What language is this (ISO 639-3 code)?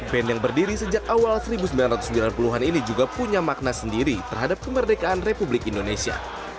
ind